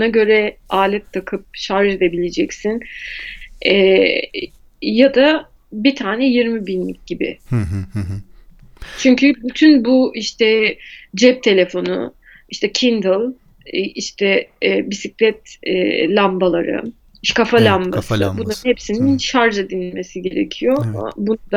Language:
Turkish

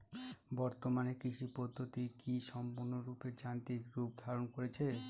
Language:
Bangla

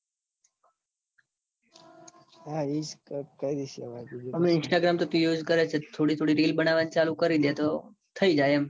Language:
Gujarati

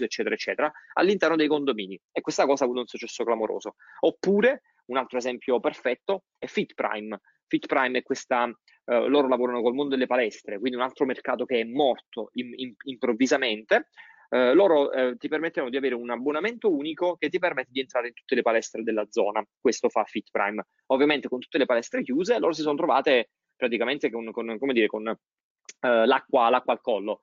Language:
Italian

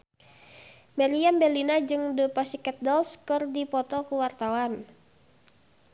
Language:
Sundanese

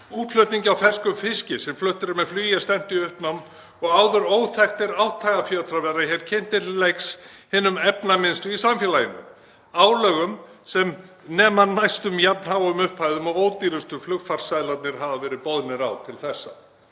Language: Icelandic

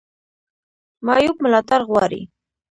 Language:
Pashto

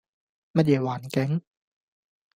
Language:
Cantonese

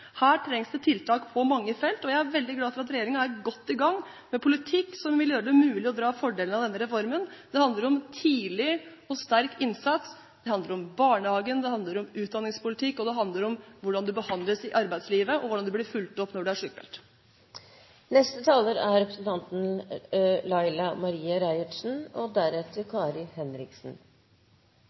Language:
Norwegian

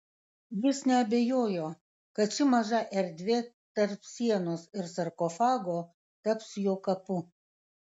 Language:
Lithuanian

